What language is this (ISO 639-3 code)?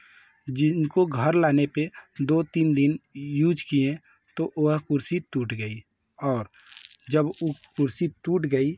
hin